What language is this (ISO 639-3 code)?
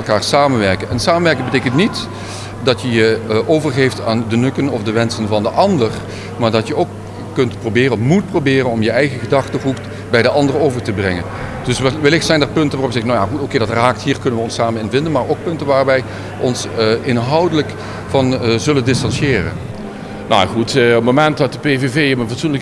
nld